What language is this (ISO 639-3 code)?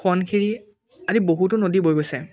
asm